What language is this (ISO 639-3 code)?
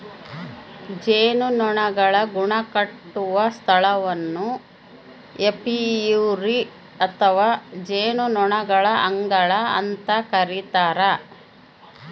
kan